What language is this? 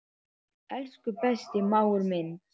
Icelandic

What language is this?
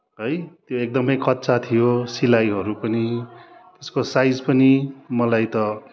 Nepali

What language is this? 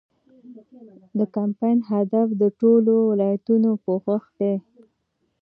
Pashto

